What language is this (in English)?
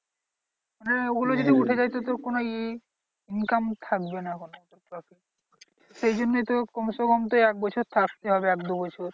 Bangla